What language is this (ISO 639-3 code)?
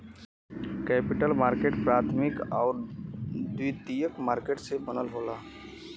bho